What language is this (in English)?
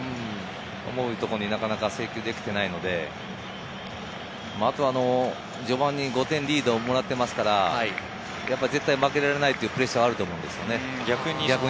Japanese